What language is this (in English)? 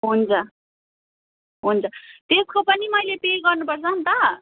Nepali